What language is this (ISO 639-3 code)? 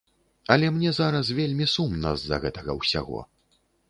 bel